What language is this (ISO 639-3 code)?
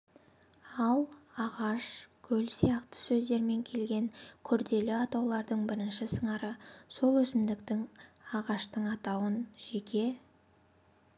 kaz